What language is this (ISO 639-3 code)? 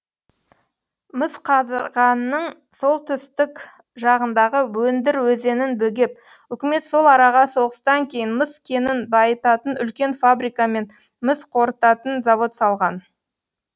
kaz